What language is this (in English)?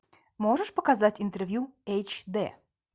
Russian